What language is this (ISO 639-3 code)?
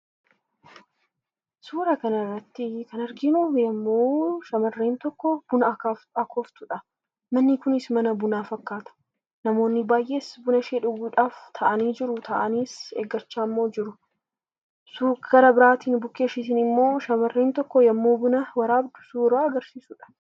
orm